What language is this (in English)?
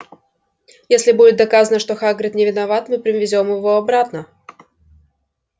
Russian